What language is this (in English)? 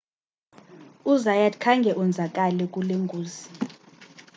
Xhosa